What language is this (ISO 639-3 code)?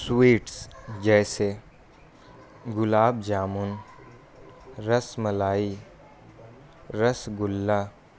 urd